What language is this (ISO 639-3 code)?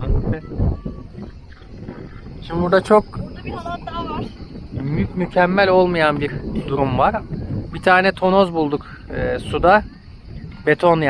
tur